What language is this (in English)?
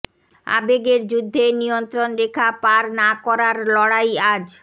Bangla